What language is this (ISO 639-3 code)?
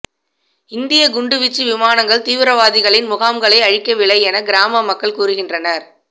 tam